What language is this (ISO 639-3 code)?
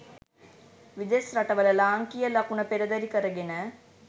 sin